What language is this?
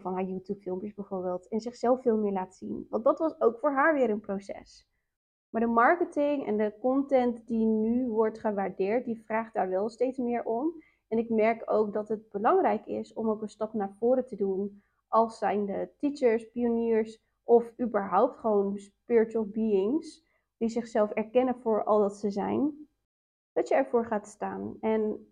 Dutch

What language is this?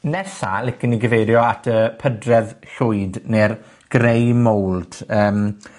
Welsh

